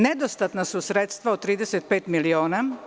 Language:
Serbian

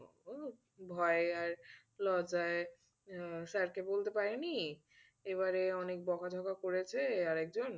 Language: Bangla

